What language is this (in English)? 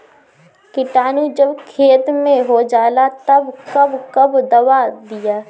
Bhojpuri